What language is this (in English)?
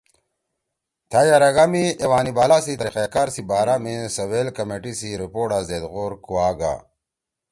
Torwali